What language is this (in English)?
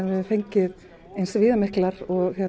Icelandic